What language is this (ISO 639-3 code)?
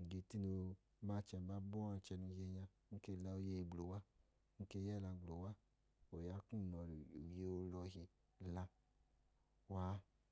idu